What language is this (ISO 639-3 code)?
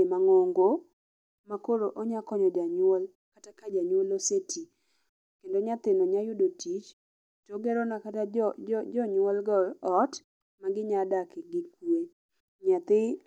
luo